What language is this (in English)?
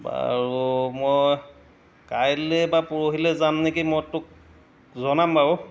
Assamese